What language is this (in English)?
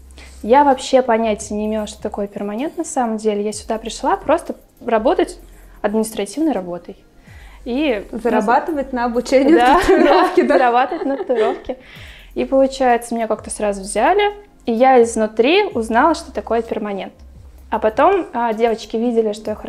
Russian